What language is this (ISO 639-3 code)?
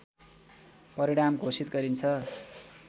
nep